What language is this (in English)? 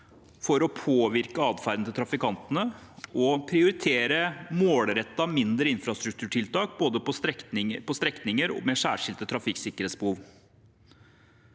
Norwegian